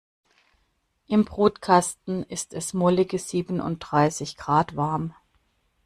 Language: German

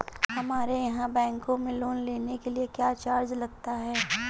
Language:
Hindi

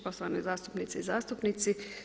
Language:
Croatian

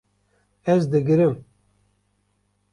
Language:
Kurdish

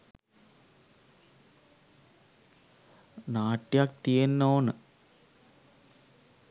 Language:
Sinhala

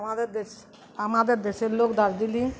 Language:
Bangla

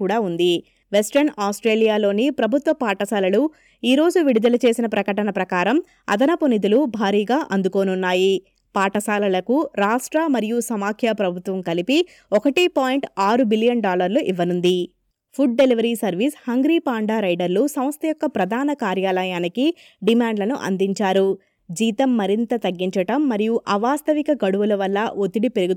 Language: Telugu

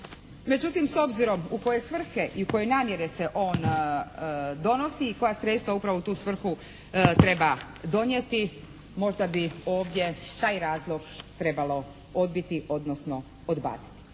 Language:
Croatian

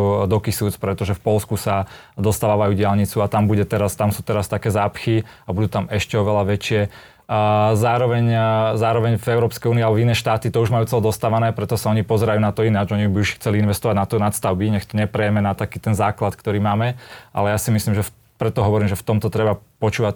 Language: Slovak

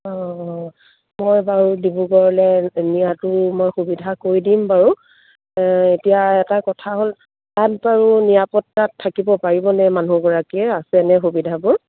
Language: Assamese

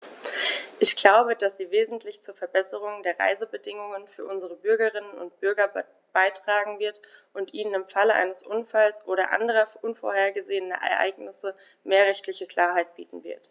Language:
German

